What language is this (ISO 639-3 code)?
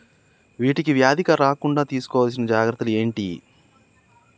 tel